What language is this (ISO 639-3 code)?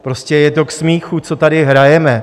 ces